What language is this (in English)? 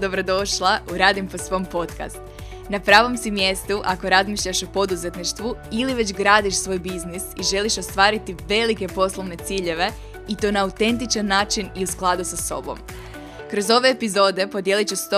Croatian